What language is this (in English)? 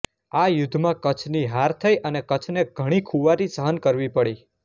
Gujarati